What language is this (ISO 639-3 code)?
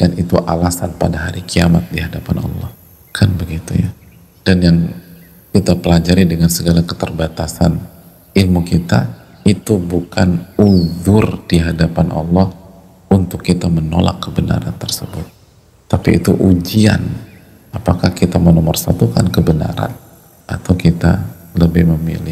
ind